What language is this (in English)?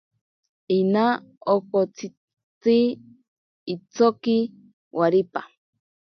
Ashéninka Perené